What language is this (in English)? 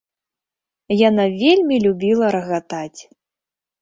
Belarusian